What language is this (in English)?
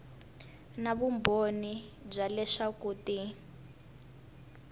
Tsonga